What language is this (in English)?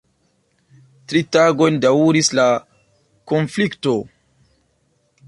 Esperanto